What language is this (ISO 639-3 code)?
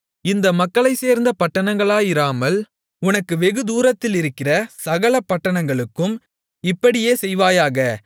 tam